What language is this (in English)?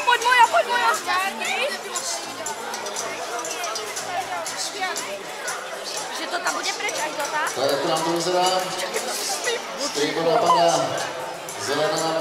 Czech